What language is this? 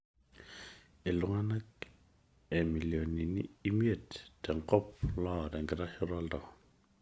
Masai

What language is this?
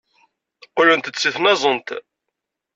Kabyle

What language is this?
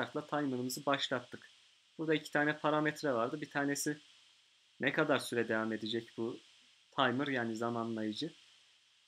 Turkish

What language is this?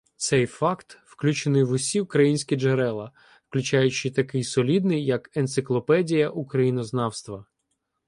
Ukrainian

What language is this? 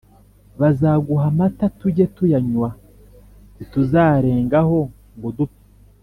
Kinyarwanda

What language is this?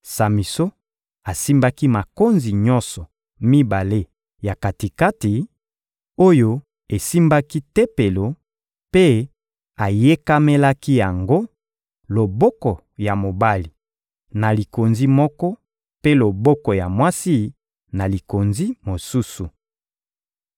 Lingala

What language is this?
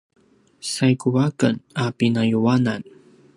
Paiwan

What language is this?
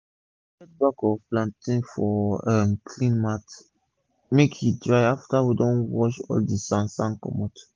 Nigerian Pidgin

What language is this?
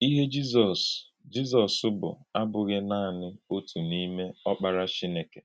Igbo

